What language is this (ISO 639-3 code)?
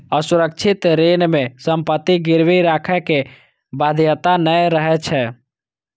mai